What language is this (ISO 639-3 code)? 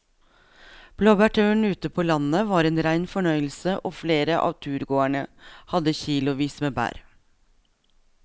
nor